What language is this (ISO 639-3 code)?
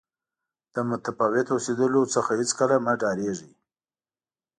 pus